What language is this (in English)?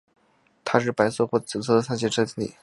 Chinese